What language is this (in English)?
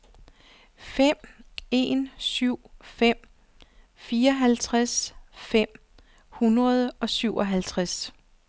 Danish